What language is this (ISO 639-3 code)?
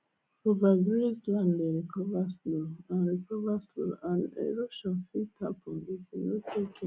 pcm